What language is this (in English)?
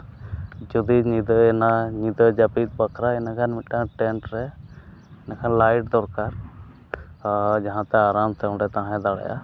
Santali